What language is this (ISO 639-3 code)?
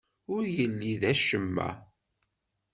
kab